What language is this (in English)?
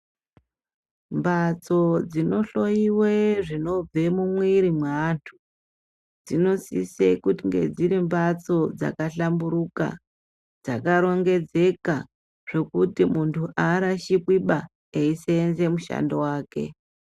Ndau